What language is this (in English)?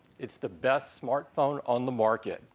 English